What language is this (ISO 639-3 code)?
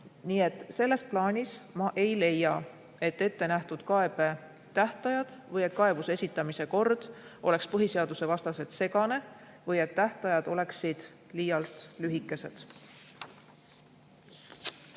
est